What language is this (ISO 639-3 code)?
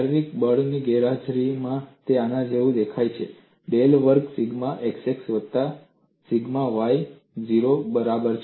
guj